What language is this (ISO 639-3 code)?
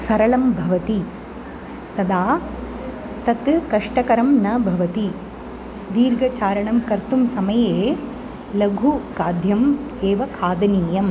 san